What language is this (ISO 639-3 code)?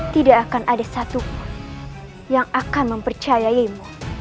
ind